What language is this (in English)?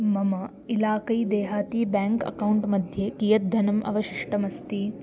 Sanskrit